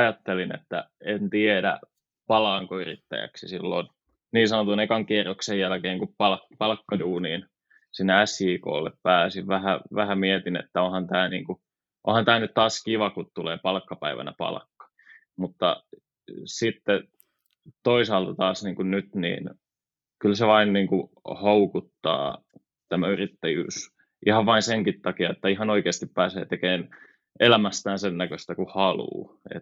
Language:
Finnish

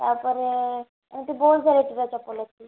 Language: Odia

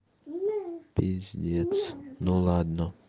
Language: Russian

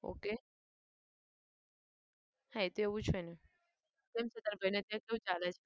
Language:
Gujarati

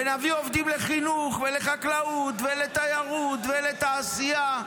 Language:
Hebrew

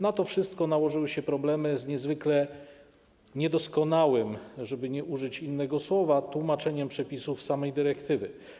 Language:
Polish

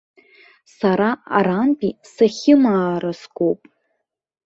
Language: Abkhazian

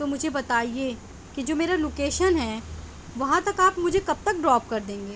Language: Urdu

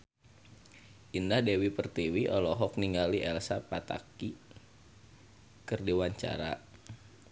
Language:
Sundanese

